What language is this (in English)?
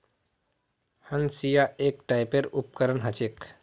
Magahi